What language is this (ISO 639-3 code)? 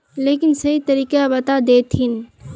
mag